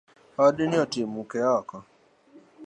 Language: Luo (Kenya and Tanzania)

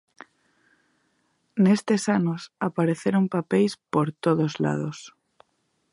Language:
Galician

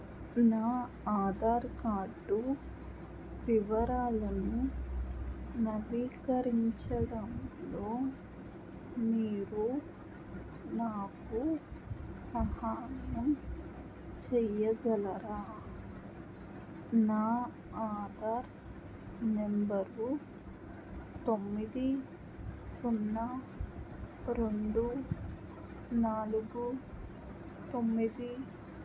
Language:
Telugu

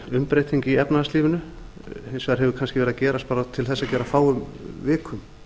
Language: Icelandic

